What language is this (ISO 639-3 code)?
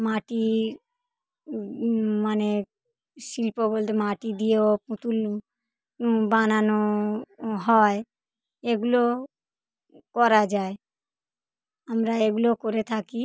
ben